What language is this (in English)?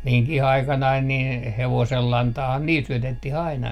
Finnish